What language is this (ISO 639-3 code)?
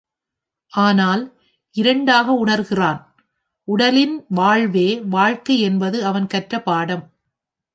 tam